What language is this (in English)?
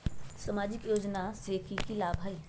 Magahi